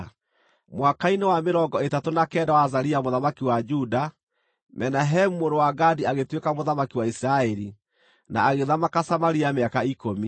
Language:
Kikuyu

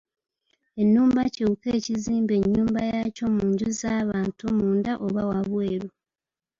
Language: Ganda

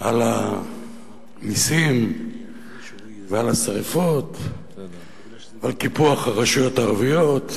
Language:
Hebrew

